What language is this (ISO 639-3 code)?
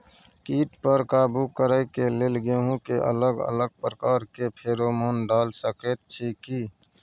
mai